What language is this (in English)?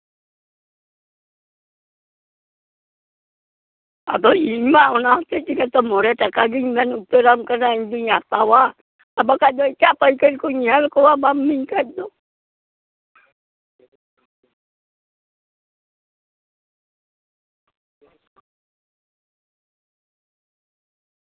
Santali